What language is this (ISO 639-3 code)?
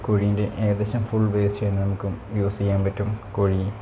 mal